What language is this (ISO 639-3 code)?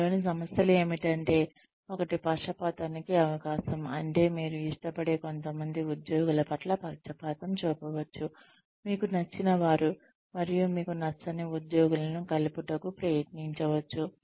tel